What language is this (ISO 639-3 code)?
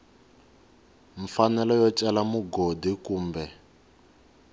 tso